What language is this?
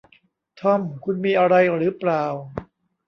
Thai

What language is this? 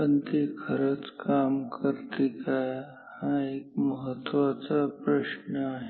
Marathi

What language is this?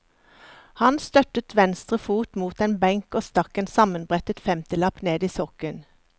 Norwegian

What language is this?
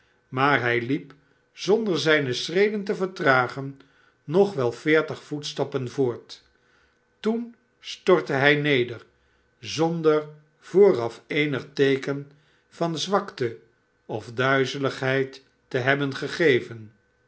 Dutch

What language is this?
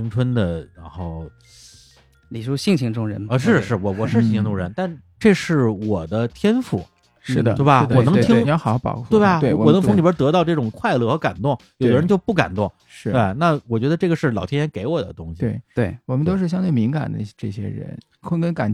Chinese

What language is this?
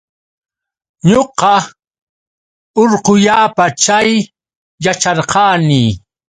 Yauyos Quechua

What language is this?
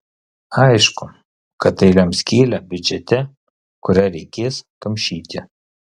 Lithuanian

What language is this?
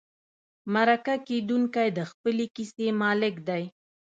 Pashto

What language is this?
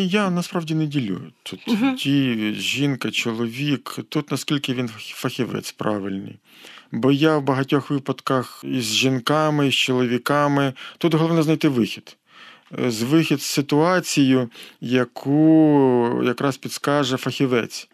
Ukrainian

